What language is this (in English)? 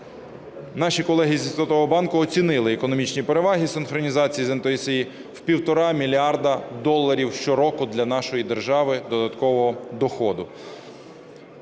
Ukrainian